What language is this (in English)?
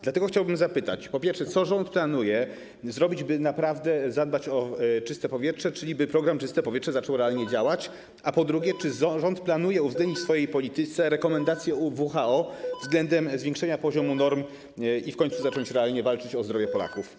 Polish